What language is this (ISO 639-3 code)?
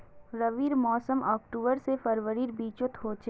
mag